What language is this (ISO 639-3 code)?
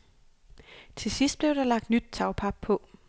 dan